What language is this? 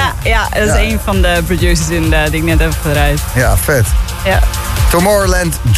Dutch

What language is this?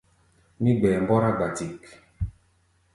Gbaya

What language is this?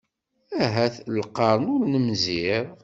Kabyle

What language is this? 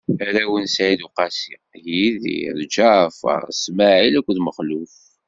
Kabyle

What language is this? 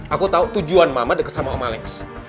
Indonesian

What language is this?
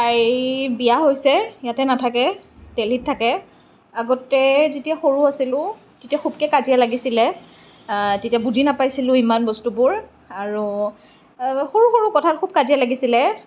Assamese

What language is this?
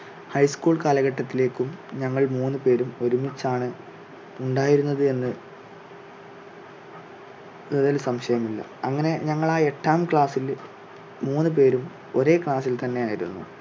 Malayalam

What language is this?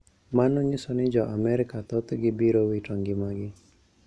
Luo (Kenya and Tanzania)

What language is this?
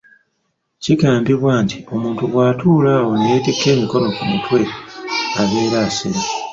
Ganda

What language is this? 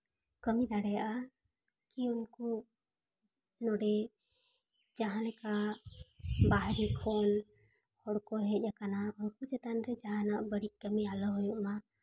Santali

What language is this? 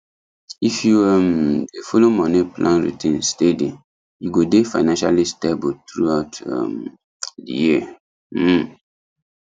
Nigerian Pidgin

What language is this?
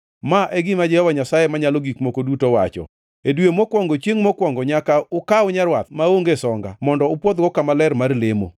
Luo (Kenya and Tanzania)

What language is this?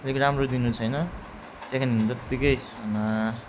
Nepali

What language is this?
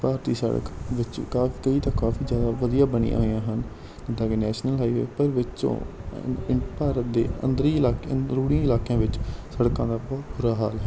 Punjabi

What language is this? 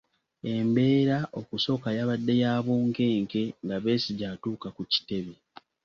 Ganda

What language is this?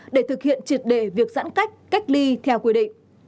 Vietnamese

